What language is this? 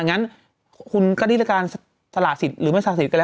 Thai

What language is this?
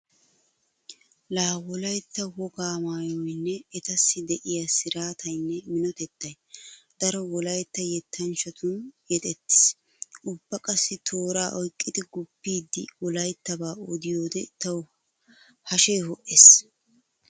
Wolaytta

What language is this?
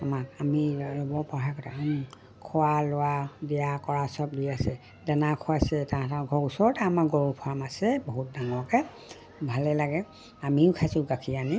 Assamese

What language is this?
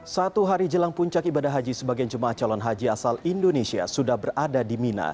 Indonesian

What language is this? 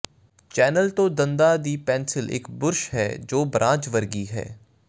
Punjabi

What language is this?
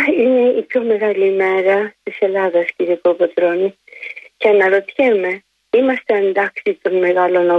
Greek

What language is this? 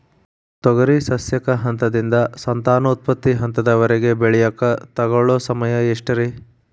Kannada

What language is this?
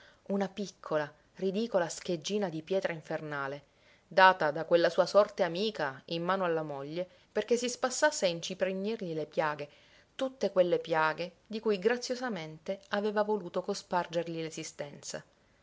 Italian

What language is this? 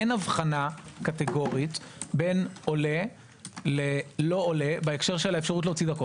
Hebrew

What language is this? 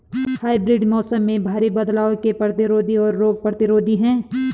Hindi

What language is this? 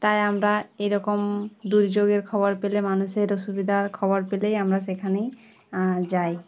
Bangla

